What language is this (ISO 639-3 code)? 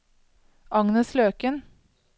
nor